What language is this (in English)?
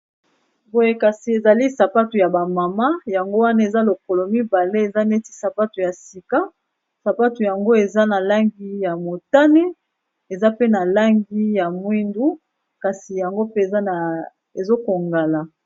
Lingala